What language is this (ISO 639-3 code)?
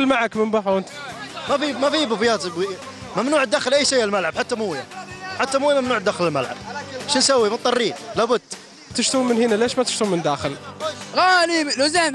ara